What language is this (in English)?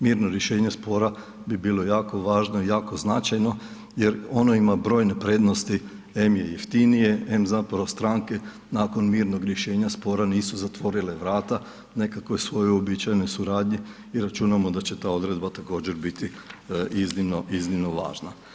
Croatian